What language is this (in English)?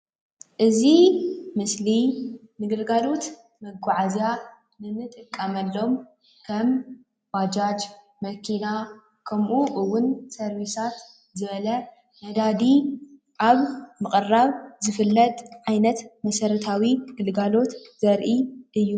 Tigrinya